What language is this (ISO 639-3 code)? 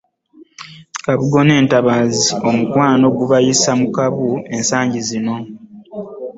lug